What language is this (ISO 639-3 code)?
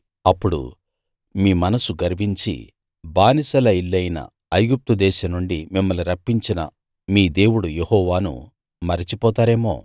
tel